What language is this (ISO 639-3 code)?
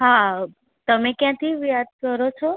guj